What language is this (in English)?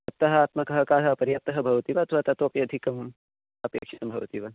Sanskrit